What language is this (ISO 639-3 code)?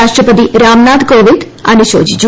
mal